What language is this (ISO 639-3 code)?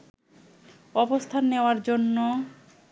ben